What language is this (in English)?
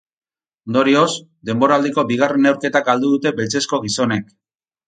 Basque